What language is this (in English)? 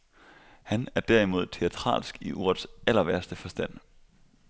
Danish